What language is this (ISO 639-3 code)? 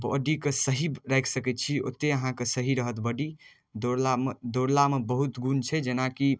mai